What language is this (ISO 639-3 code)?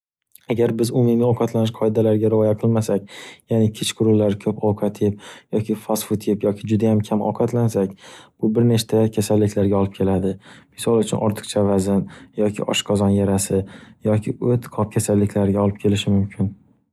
uzb